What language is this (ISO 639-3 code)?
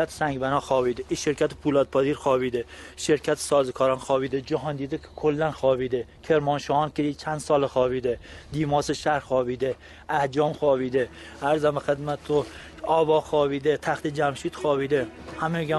fas